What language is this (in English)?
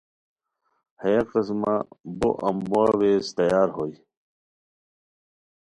Khowar